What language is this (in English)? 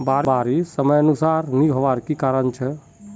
Magahi